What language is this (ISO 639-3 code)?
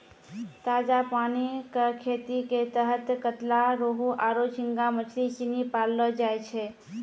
mai